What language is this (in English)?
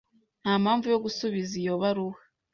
Kinyarwanda